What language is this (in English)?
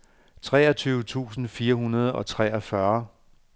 Danish